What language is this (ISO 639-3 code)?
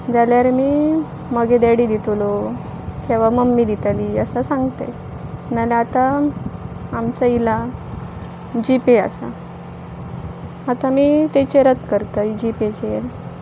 kok